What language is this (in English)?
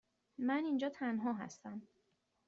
Persian